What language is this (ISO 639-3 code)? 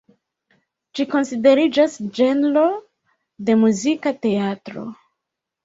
epo